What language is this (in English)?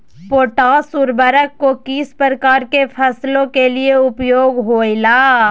Magahi